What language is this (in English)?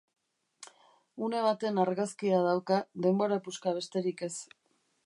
Basque